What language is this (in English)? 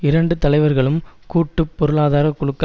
Tamil